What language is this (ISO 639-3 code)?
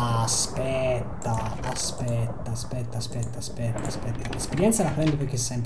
ita